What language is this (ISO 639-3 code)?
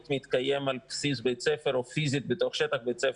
heb